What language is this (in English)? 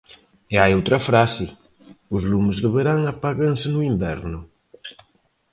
Galician